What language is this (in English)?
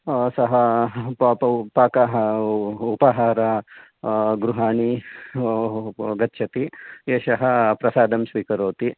Sanskrit